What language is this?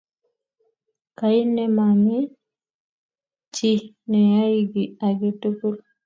Kalenjin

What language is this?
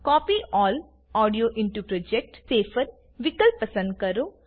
Gujarati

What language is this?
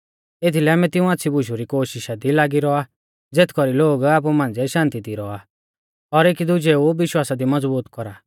Mahasu Pahari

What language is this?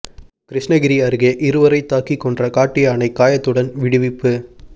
Tamil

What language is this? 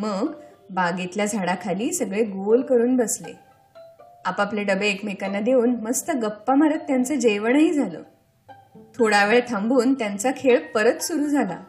Marathi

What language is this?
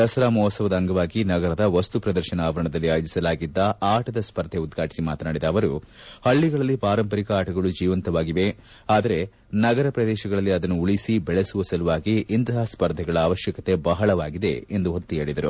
Kannada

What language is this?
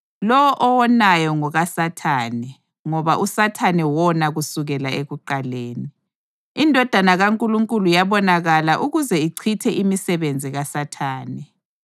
North Ndebele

